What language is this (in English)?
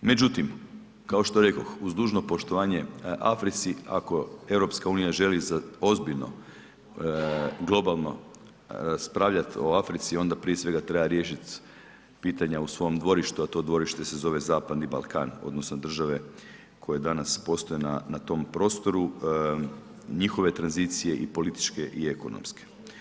Croatian